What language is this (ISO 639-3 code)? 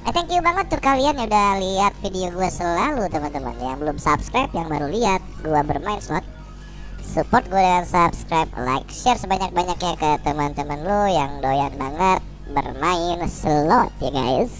ind